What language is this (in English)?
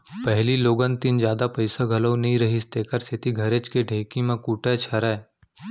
Chhattisgarhi